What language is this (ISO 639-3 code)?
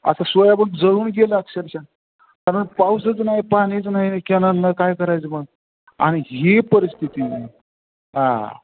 mar